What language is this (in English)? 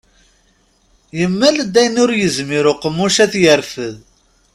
Kabyle